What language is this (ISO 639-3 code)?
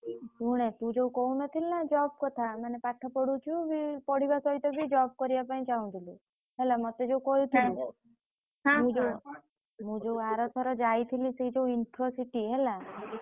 ori